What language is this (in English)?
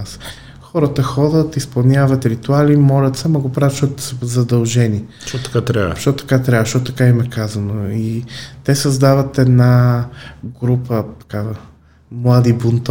Bulgarian